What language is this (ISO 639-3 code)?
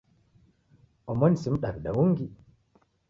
dav